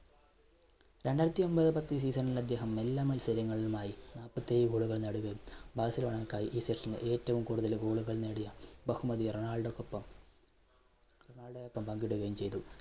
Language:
Malayalam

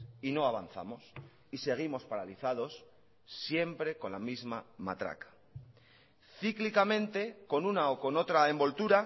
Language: Spanish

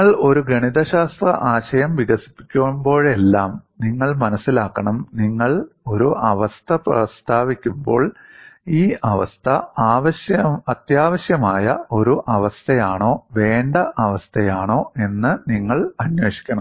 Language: Malayalam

